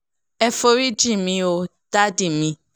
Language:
Yoruba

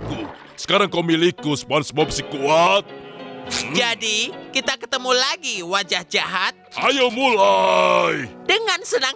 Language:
Indonesian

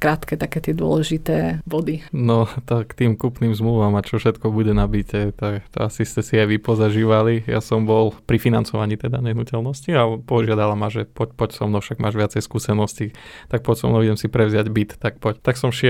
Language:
Slovak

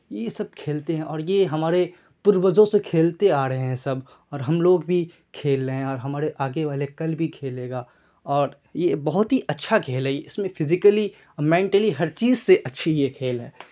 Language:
Urdu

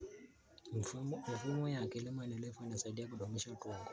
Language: Kalenjin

